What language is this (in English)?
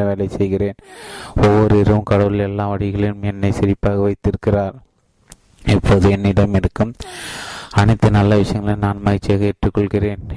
Tamil